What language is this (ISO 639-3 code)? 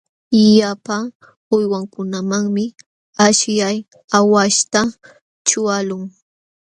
qxw